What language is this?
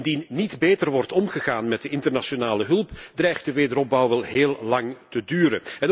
Dutch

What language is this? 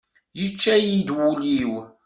Kabyle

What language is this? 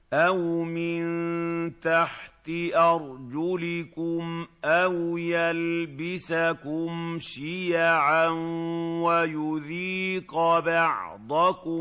Arabic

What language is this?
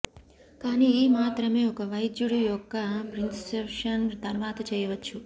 Telugu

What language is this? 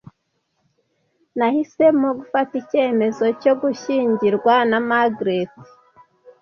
Kinyarwanda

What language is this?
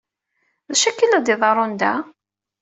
Kabyle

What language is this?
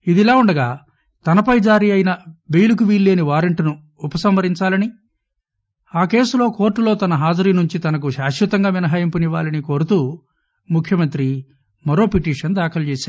Telugu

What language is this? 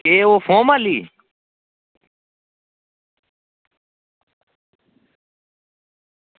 Dogri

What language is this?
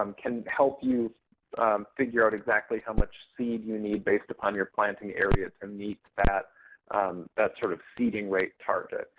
English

